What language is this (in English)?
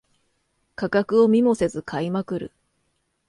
Japanese